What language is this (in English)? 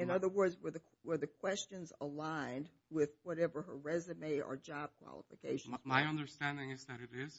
English